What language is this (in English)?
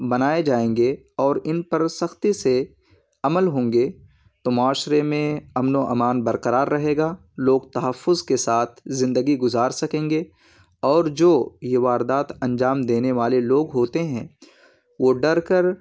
Urdu